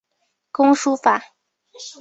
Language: Chinese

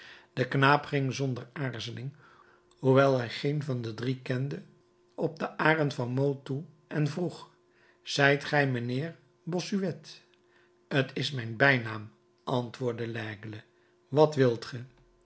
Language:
Dutch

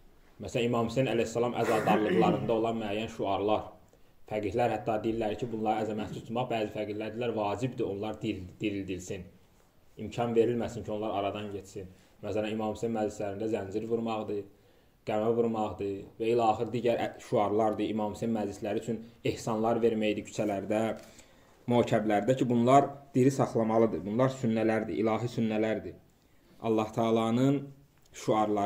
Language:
Turkish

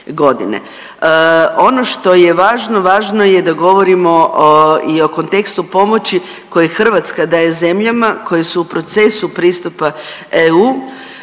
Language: Croatian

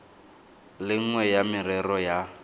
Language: Tswana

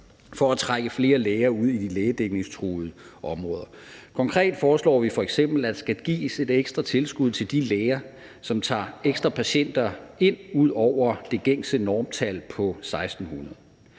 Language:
Danish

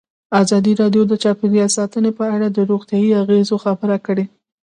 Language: Pashto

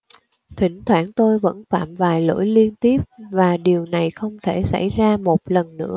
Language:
Vietnamese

